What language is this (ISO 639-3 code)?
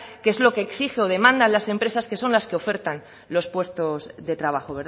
spa